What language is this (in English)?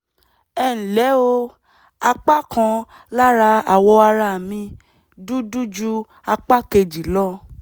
Yoruba